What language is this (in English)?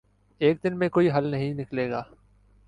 Urdu